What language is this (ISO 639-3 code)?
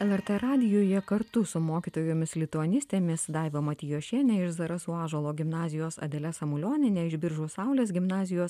lit